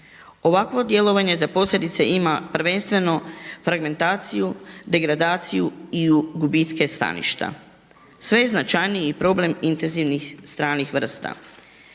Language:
Croatian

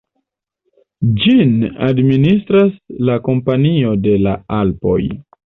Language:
Esperanto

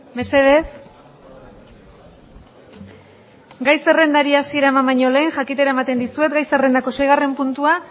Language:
Basque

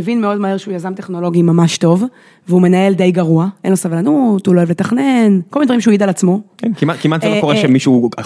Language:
Hebrew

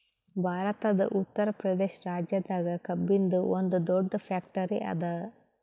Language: Kannada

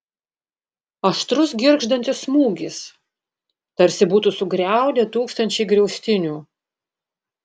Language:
Lithuanian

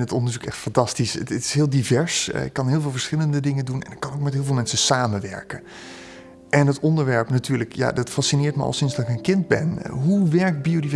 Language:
Dutch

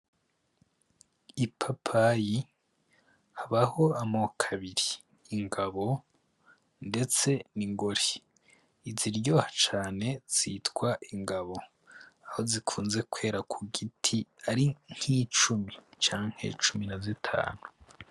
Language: Rundi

